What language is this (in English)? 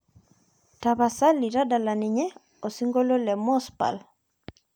Masai